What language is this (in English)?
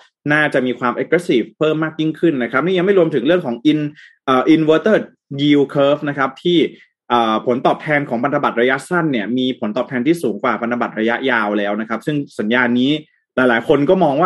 Thai